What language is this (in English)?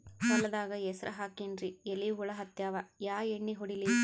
Kannada